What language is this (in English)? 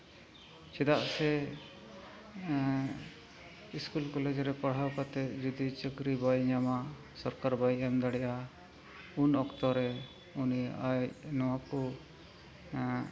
Santali